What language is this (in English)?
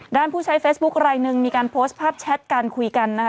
Thai